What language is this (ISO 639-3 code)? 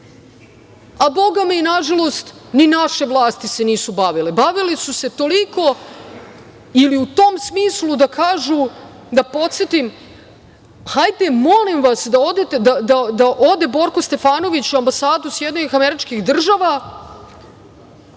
srp